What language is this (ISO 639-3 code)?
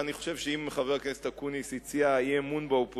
heb